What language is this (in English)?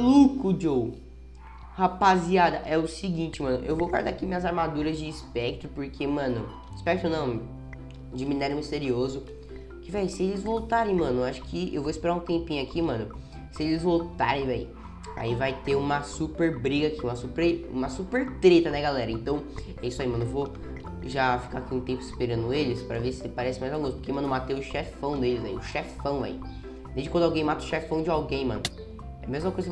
Portuguese